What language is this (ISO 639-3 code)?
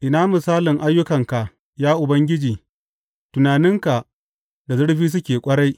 hau